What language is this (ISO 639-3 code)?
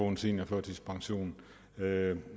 dan